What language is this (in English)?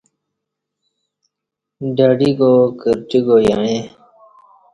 Kati